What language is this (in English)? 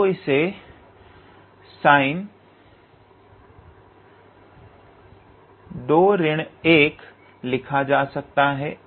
Hindi